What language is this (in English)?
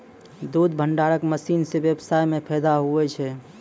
Maithili